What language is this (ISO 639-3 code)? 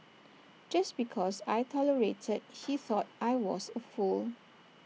eng